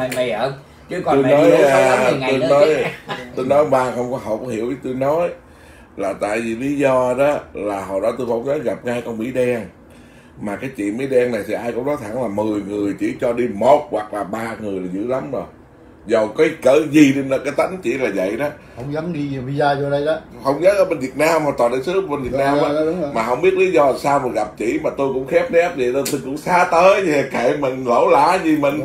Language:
Vietnamese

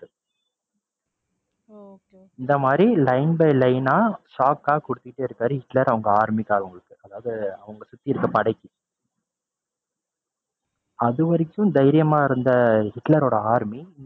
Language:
Tamil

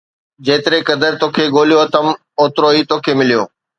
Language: Sindhi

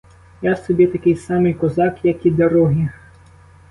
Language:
Ukrainian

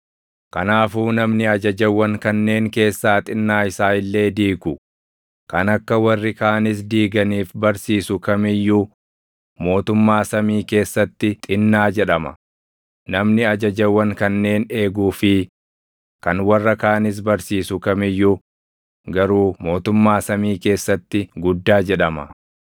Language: Oromo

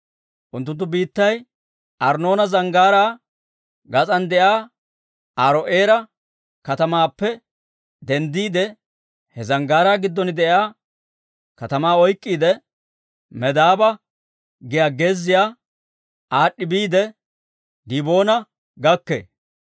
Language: Dawro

